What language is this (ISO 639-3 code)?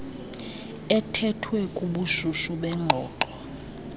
xho